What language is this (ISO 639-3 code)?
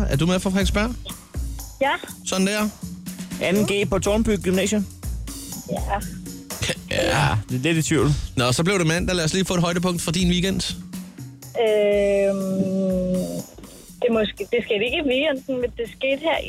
dan